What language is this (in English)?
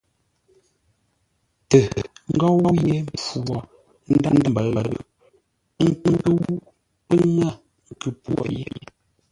Ngombale